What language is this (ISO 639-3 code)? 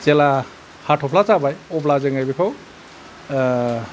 brx